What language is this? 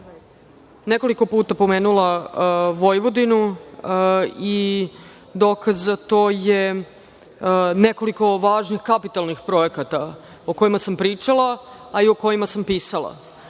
Serbian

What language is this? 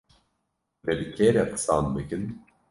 Kurdish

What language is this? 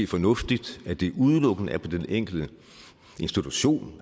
Danish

